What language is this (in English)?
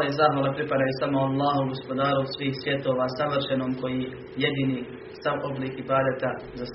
Croatian